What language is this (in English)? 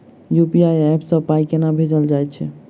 Maithili